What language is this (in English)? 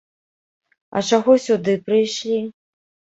Belarusian